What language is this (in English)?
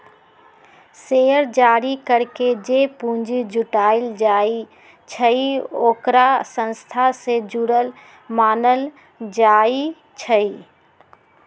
Magahi